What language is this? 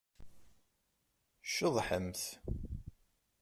Kabyle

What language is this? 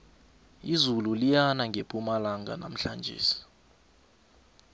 South Ndebele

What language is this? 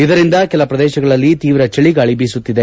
Kannada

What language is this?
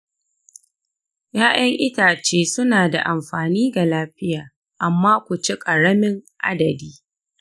Hausa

